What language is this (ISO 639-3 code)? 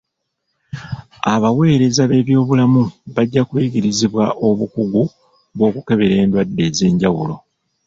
lug